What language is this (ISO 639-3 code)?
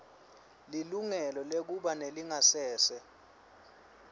ssw